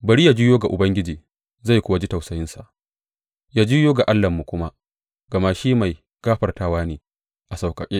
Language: Hausa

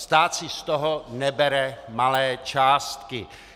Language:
Czech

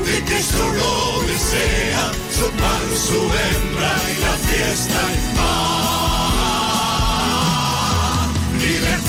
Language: Spanish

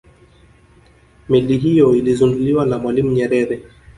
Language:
Swahili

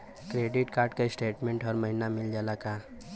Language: Bhojpuri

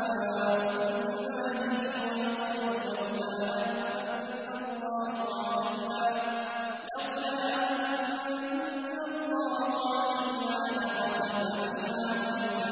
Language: Arabic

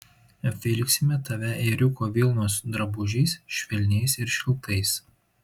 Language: Lithuanian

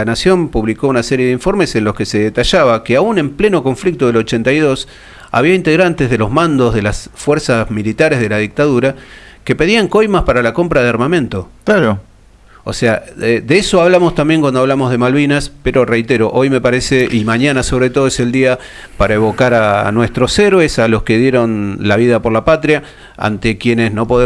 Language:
Spanish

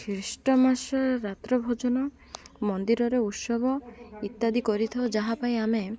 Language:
Odia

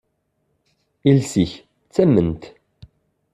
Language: Kabyle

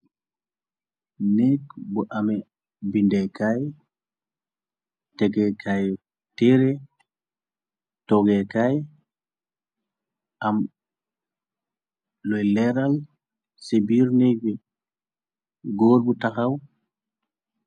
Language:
Wolof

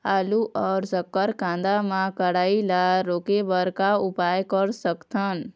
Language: Chhattisgarhi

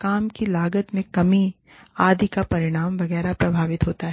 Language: Hindi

